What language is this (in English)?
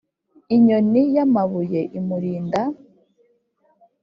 Kinyarwanda